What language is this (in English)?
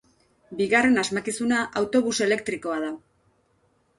Basque